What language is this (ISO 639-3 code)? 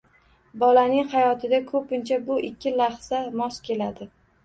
uzb